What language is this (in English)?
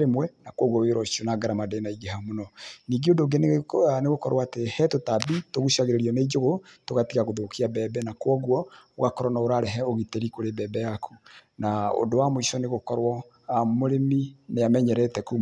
Kikuyu